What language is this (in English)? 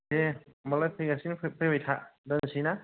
Bodo